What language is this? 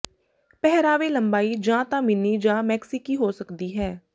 Punjabi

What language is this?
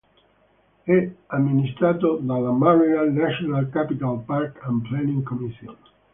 Italian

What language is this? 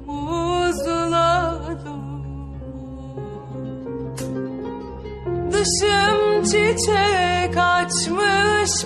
Turkish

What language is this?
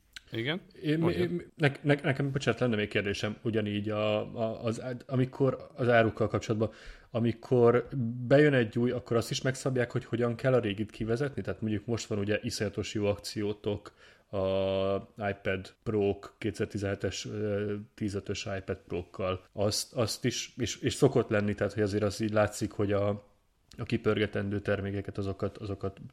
Hungarian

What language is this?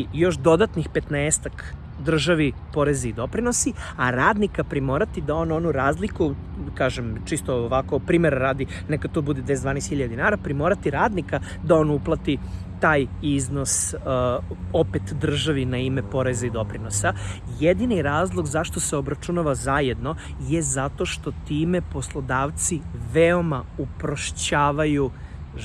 Serbian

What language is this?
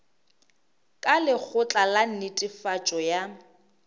Northern Sotho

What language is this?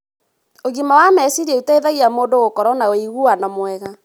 Kikuyu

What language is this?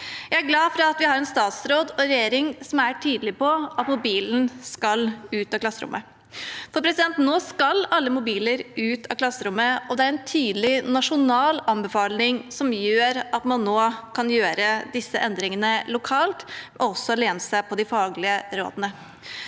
Norwegian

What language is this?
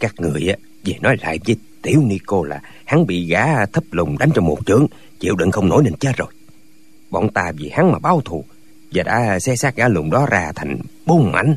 Vietnamese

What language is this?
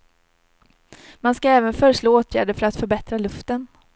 Swedish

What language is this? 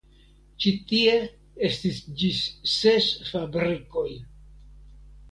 Esperanto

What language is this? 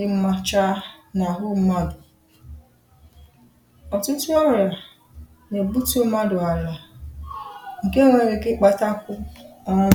Igbo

